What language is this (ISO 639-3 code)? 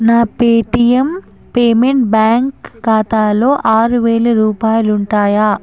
tel